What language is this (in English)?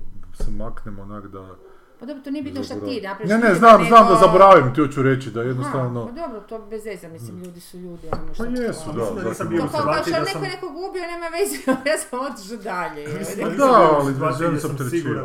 Croatian